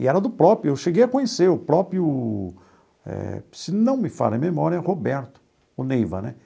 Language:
Portuguese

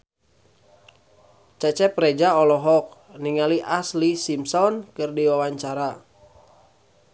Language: Sundanese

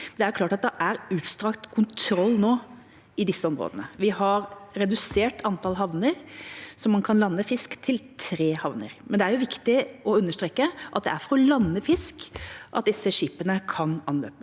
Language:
Norwegian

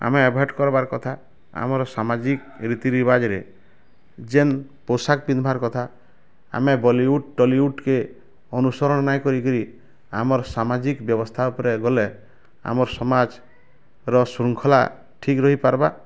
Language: Odia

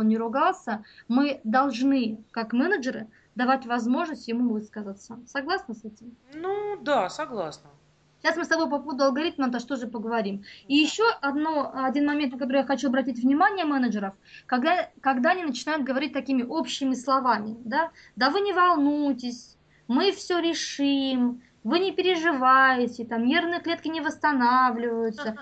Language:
Russian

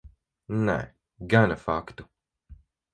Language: Latvian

